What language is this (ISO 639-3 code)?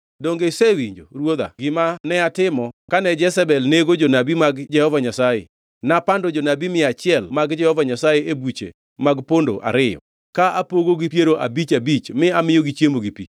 luo